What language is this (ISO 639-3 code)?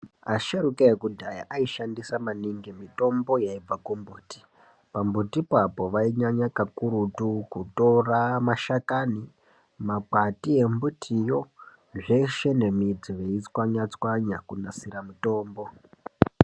ndc